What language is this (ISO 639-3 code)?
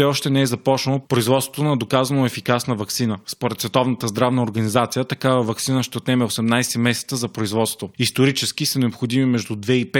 bul